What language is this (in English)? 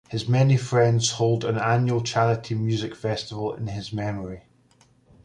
English